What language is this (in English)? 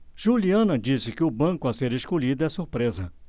Portuguese